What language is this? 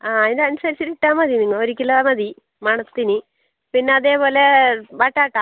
Malayalam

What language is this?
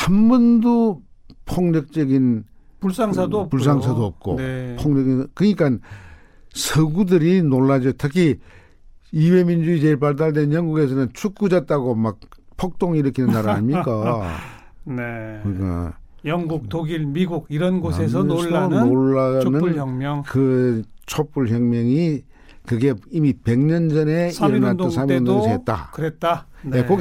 Korean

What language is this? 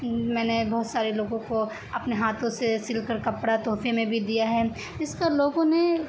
Urdu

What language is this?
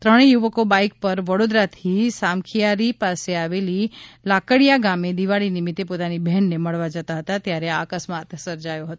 Gujarati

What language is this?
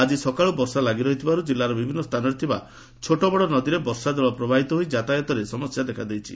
Odia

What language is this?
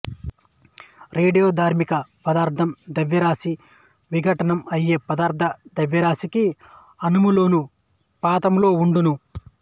Telugu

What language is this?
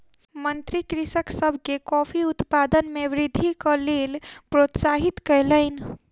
Maithili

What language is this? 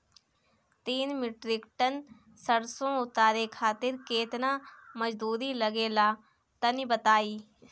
Bhojpuri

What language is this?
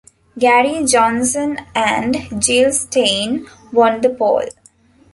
English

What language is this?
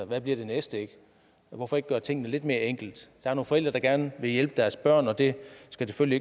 Danish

